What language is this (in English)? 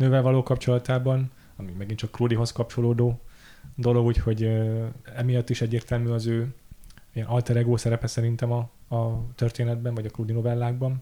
Hungarian